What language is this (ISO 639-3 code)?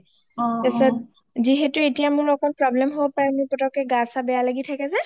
asm